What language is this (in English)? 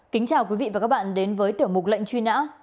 Vietnamese